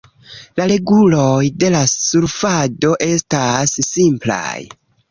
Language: Esperanto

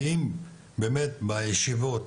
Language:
Hebrew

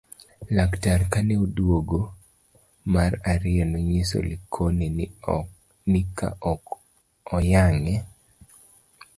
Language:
Luo (Kenya and Tanzania)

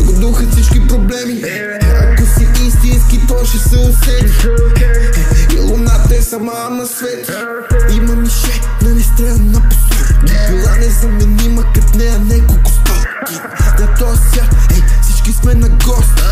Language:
Romanian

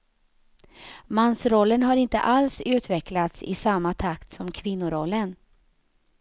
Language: Swedish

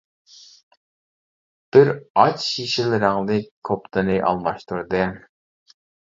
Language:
Uyghur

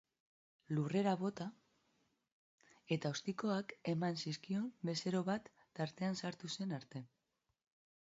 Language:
Basque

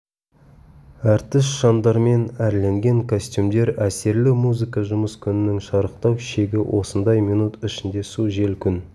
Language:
Kazakh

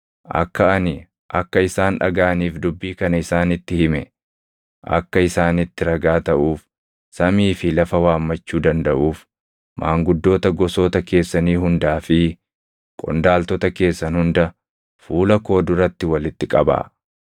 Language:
Oromo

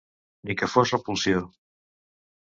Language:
Catalan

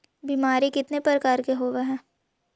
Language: Magahi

